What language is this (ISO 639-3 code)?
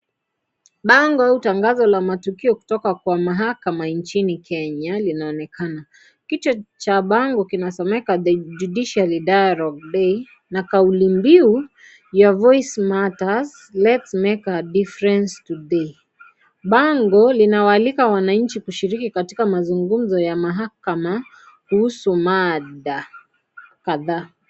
swa